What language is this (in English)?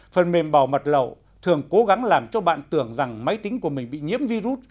Vietnamese